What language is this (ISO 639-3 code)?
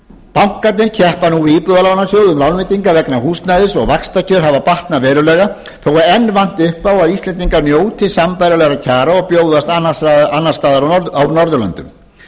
isl